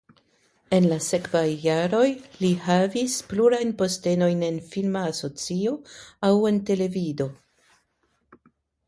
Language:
Esperanto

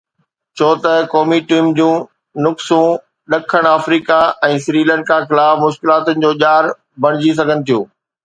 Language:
Sindhi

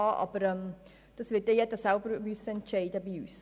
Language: Swiss German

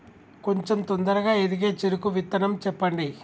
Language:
Telugu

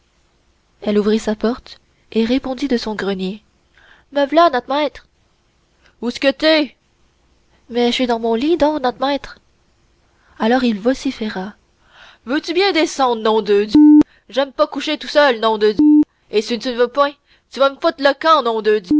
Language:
French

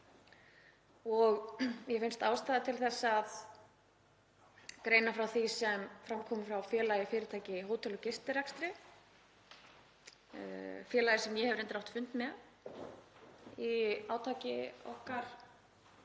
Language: Icelandic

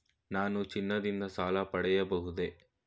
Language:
Kannada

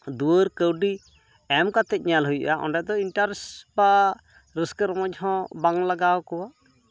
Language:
Santali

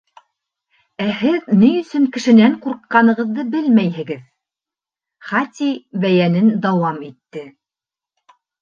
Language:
Bashkir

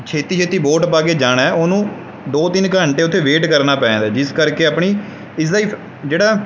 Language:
Punjabi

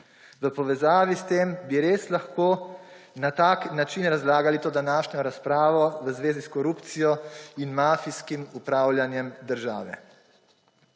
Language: Slovenian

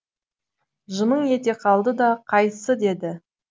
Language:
Kazakh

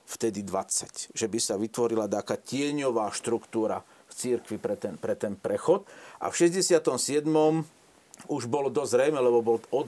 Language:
Slovak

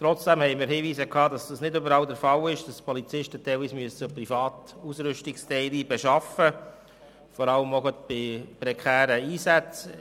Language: Swiss German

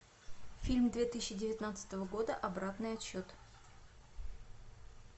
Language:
Russian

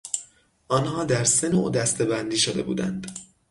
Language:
Persian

